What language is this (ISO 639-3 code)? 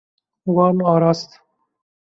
kur